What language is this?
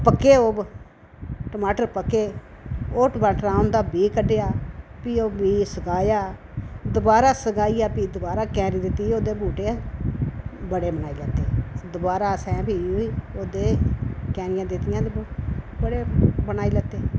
Dogri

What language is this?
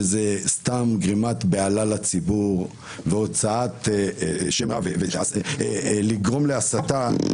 Hebrew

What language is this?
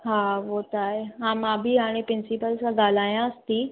Sindhi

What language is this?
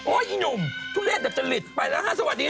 Thai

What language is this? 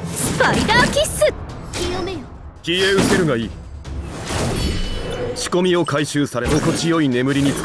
Japanese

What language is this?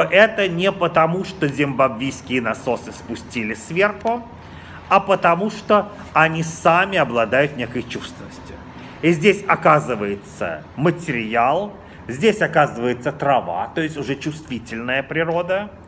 Russian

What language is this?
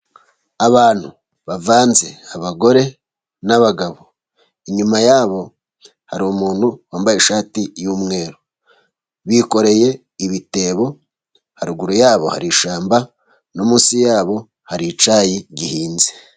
Kinyarwanda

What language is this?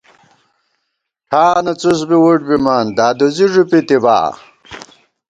Gawar-Bati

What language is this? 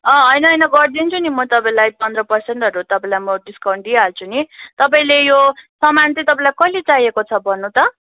Nepali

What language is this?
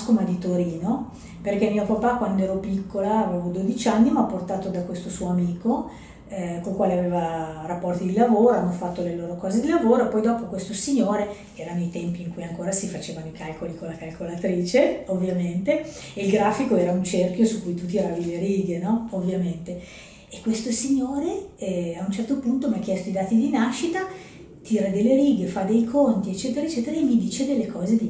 Italian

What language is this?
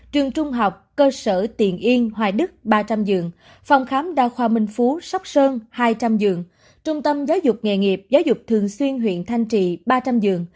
Vietnamese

